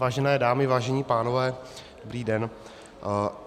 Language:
Czech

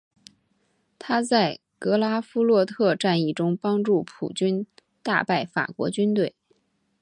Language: Chinese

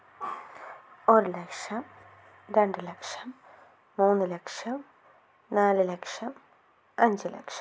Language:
Malayalam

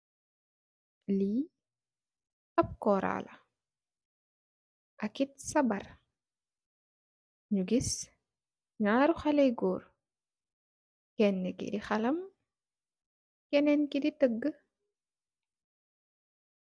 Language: Wolof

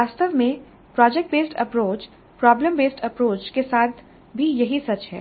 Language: Hindi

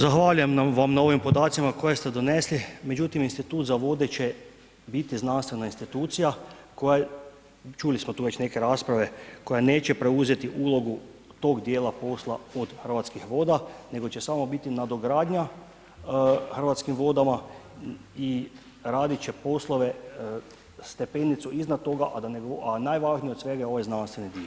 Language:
Croatian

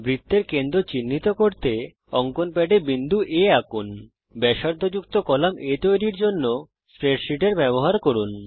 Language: Bangla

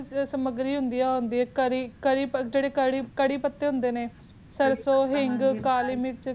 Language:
Punjabi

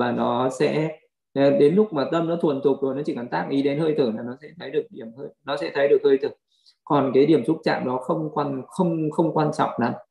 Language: Vietnamese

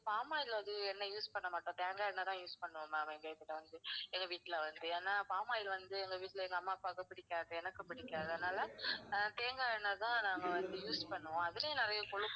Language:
Tamil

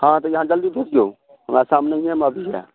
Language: Maithili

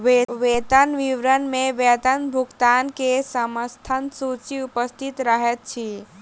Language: Maithili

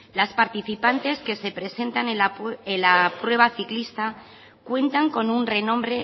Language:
Spanish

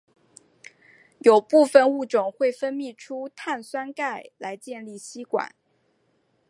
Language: Chinese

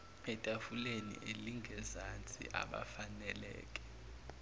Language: Zulu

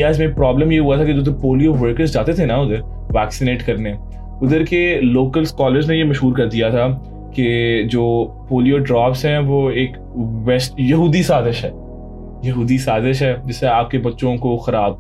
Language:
Urdu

